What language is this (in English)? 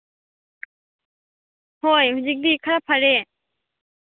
Manipuri